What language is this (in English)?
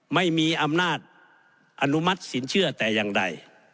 Thai